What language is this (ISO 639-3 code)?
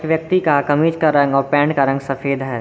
hin